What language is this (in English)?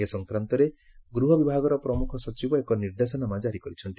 Odia